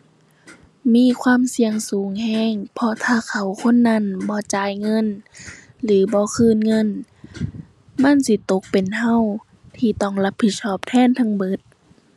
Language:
Thai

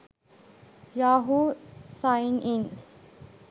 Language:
Sinhala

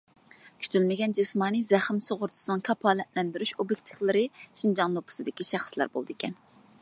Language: Uyghur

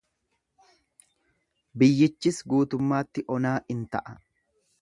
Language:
Oromo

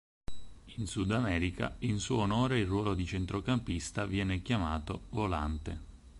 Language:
Italian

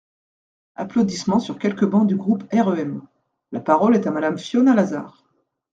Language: French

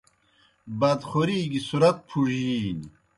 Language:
Kohistani Shina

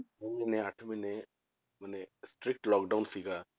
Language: Punjabi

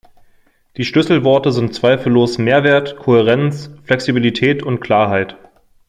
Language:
German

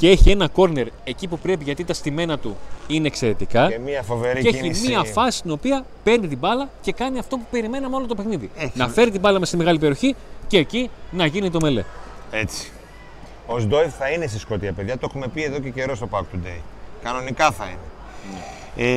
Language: Greek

